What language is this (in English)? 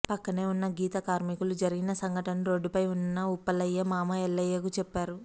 Telugu